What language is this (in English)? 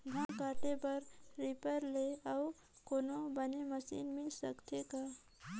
Chhattisgarhi